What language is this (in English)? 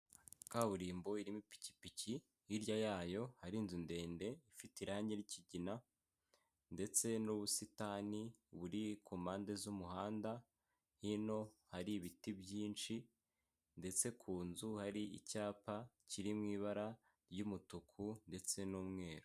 Kinyarwanda